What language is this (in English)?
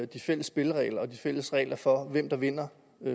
Danish